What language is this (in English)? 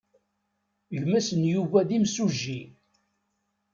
Kabyle